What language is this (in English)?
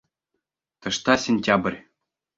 Bashkir